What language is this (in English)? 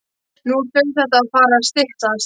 Icelandic